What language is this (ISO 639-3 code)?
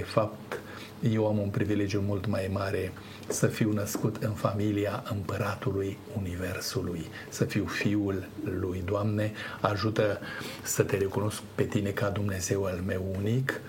ron